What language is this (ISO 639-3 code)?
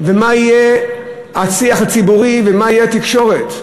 heb